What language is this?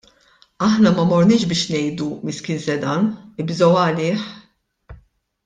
Maltese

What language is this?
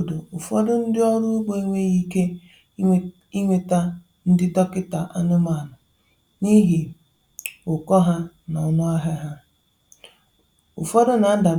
Igbo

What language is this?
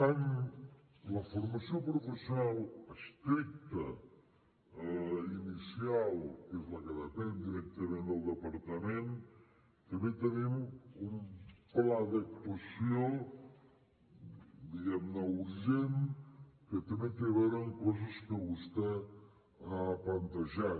Catalan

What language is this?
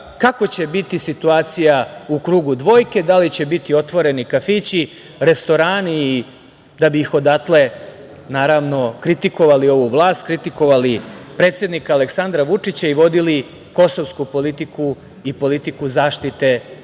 Serbian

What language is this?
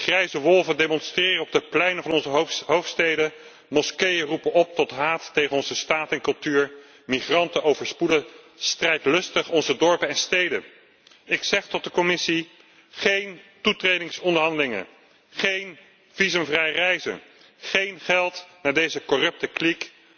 Dutch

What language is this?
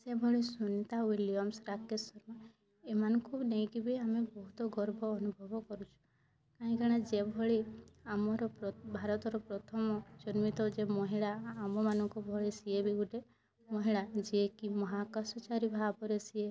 Odia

